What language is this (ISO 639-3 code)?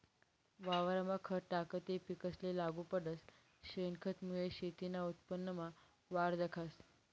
mar